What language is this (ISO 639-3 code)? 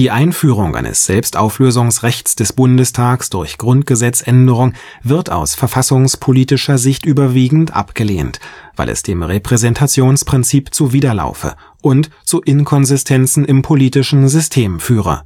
deu